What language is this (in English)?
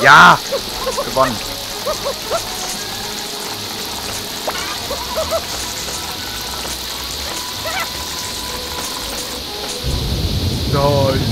German